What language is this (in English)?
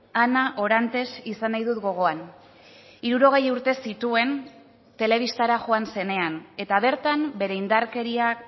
Basque